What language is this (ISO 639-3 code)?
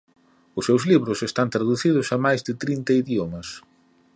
glg